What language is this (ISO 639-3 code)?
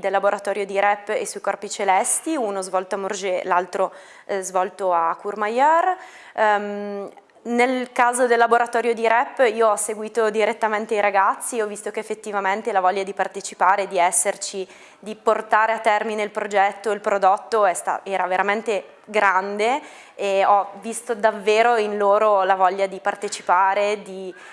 ita